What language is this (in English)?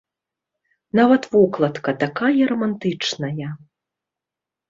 Belarusian